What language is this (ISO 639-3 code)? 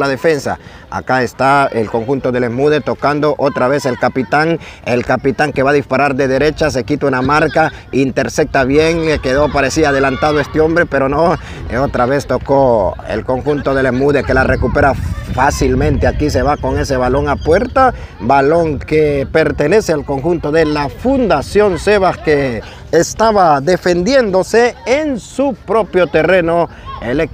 spa